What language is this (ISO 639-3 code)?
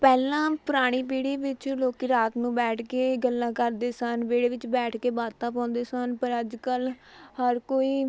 pan